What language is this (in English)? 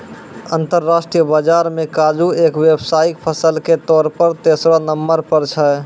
Maithili